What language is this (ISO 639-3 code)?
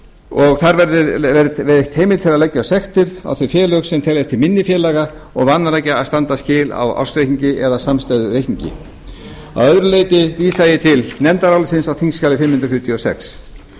isl